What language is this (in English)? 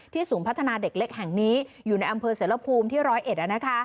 Thai